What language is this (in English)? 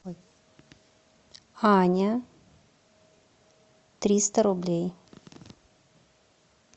Russian